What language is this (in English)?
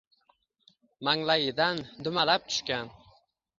Uzbek